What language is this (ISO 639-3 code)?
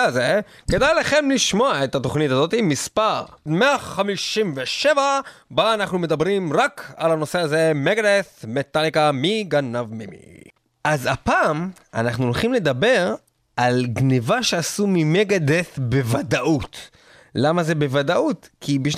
heb